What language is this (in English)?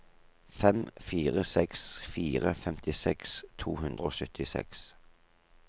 Norwegian